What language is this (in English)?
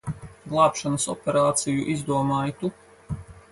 Latvian